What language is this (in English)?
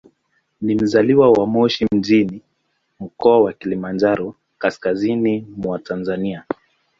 Swahili